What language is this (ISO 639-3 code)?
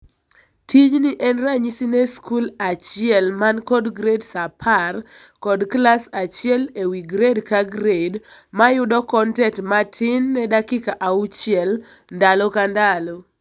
luo